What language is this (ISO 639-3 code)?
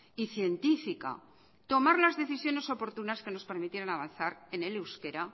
spa